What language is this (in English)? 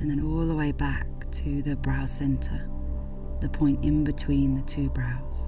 English